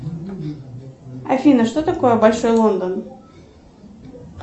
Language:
Russian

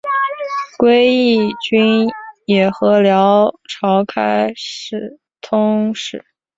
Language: Chinese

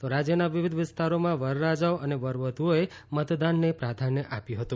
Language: Gujarati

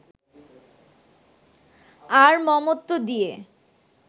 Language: Bangla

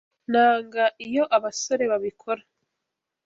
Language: Kinyarwanda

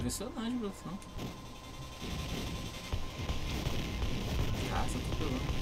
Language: Portuguese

